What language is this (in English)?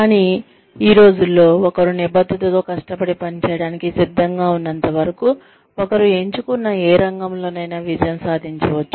Telugu